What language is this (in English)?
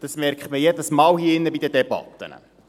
Swiss German